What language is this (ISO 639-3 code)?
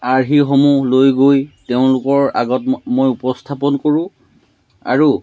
asm